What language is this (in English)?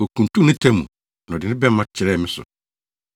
Akan